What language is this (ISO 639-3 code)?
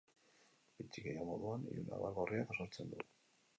eus